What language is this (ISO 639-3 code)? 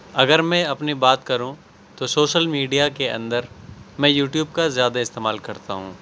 urd